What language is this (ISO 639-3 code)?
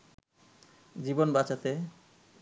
ben